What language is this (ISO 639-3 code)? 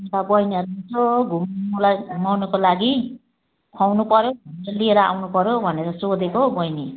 nep